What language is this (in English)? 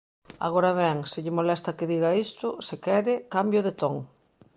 Galician